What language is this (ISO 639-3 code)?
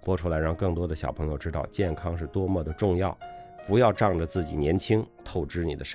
zho